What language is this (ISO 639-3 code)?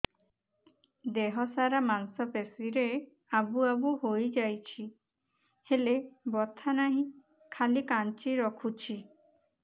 ori